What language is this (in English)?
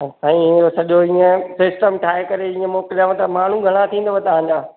Sindhi